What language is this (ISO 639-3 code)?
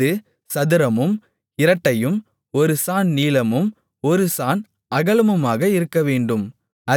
tam